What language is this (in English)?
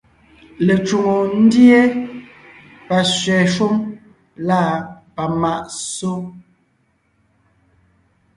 Ngiemboon